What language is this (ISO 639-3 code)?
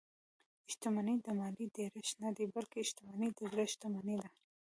pus